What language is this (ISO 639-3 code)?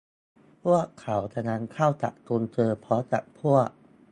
tha